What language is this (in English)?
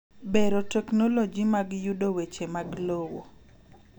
Luo (Kenya and Tanzania)